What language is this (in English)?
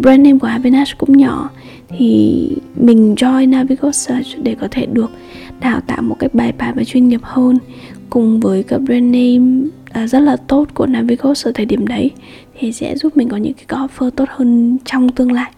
Vietnamese